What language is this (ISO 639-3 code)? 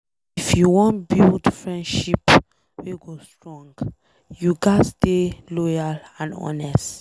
pcm